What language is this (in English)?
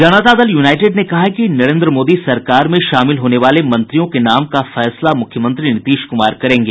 Hindi